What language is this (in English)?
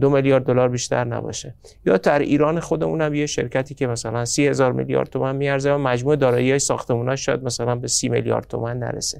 Persian